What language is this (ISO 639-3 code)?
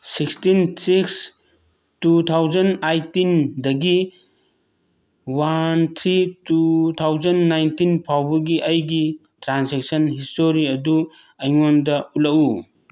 mni